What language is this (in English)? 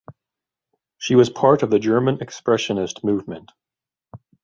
English